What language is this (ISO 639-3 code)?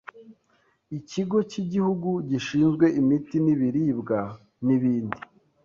kin